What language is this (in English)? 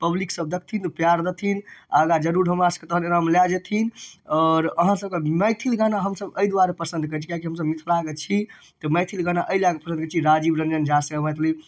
Maithili